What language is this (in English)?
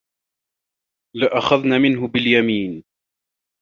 Arabic